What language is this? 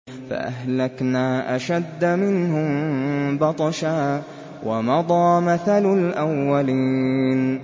Arabic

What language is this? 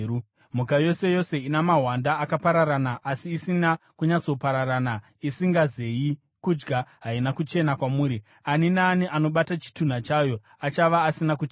Shona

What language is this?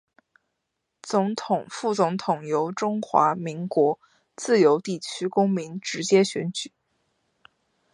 Chinese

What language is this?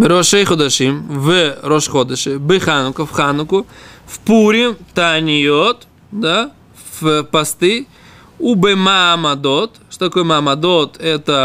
Russian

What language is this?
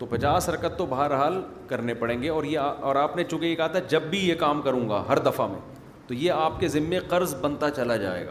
Urdu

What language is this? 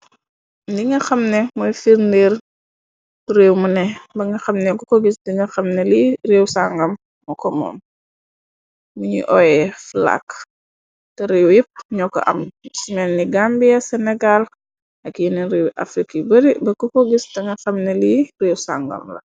Wolof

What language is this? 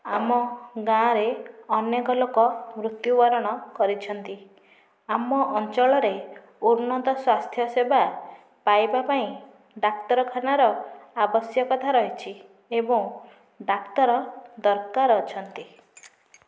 Odia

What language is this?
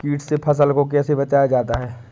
Hindi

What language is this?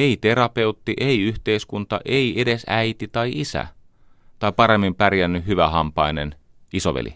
Finnish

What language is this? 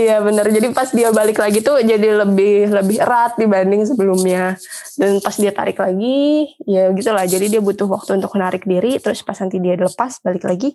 Indonesian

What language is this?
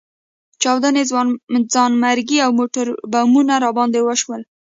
Pashto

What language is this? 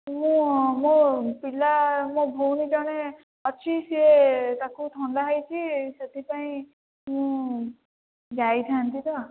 Odia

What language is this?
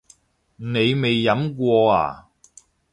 Cantonese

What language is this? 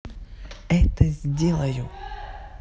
Russian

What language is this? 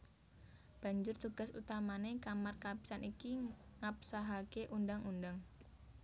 Javanese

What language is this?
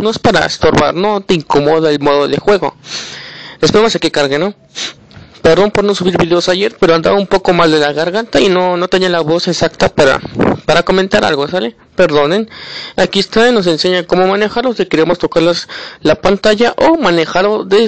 Spanish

